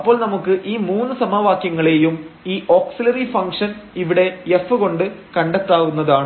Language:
Malayalam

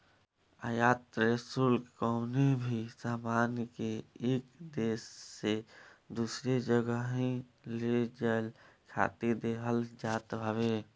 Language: Bhojpuri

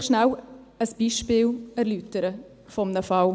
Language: Swiss German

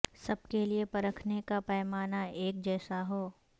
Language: Urdu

